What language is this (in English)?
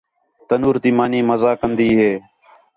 Khetrani